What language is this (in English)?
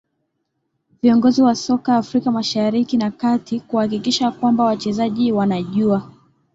Swahili